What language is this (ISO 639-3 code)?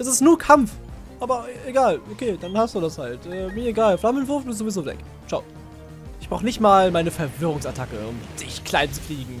deu